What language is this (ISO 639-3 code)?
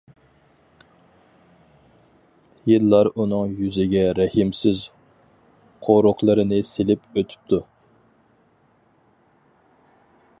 uig